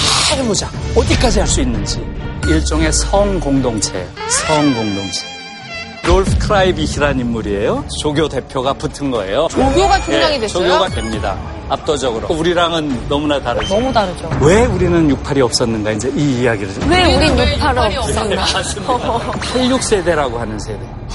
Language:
Korean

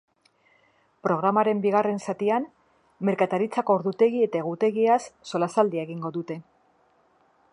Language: Basque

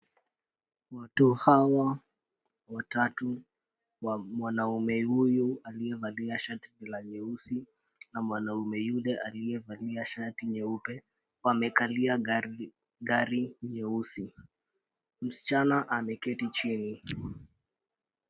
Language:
Swahili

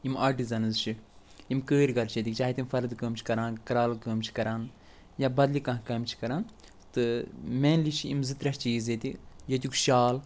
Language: Kashmiri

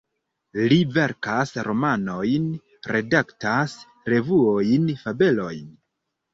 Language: Esperanto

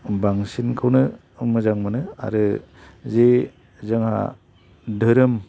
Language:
Bodo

